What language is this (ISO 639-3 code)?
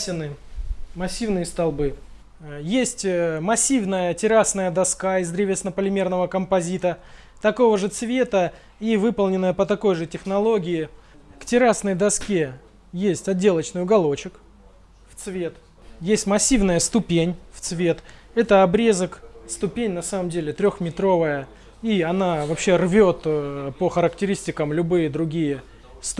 rus